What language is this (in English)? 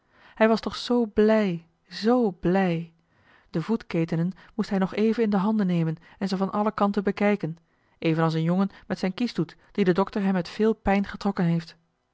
Dutch